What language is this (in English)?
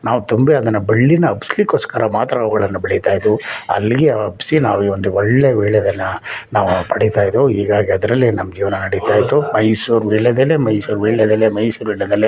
Kannada